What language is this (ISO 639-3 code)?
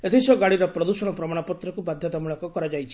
ori